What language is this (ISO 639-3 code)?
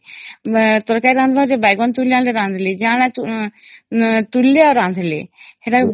ori